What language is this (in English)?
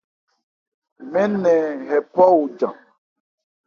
Ebrié